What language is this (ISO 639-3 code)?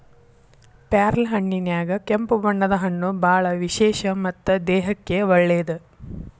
kan